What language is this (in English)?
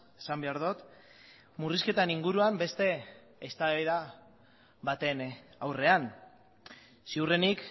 Basque